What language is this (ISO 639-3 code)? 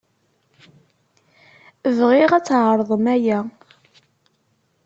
kab